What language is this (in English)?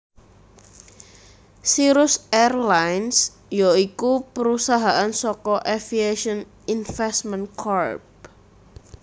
Javanese